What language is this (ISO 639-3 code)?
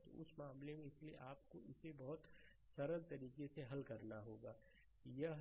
hin